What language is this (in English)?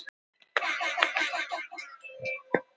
Icelandic